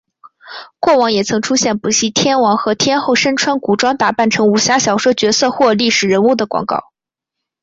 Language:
Chinese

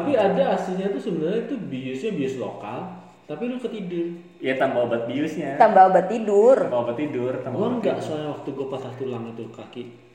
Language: Indonesian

